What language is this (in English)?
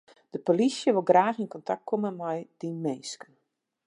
Western Frisian